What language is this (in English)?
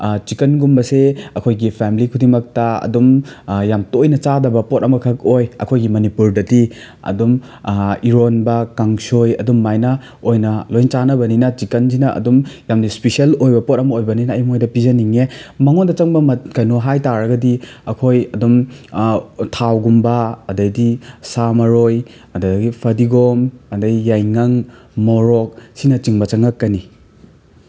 Manipuri